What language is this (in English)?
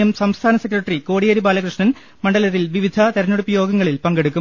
Malayalam